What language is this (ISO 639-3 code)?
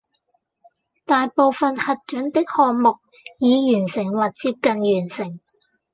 yue